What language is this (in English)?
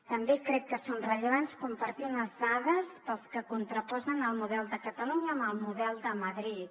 Catalan